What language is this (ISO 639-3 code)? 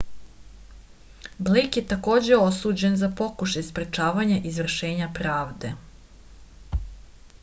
srp